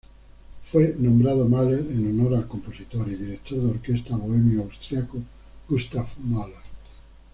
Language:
Spanish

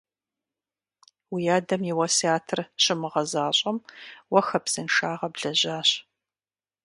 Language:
Kabardian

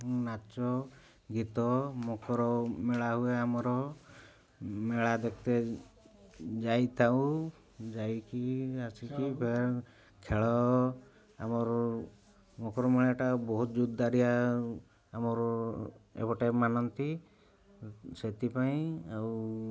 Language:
Odia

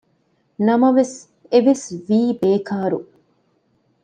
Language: Divehi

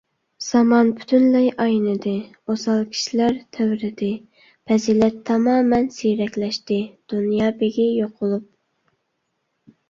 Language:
Uyghur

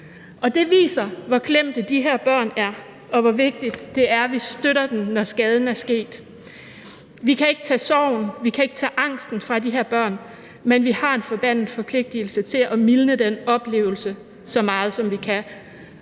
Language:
Danish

